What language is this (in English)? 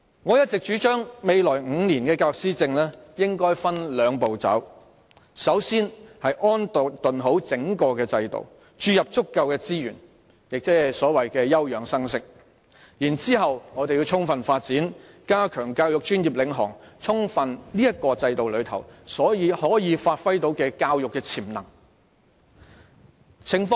Cantonese